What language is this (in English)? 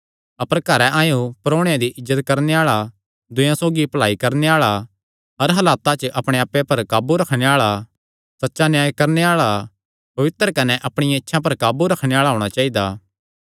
Kangri